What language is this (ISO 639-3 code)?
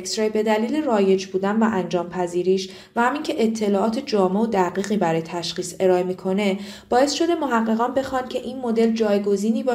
fas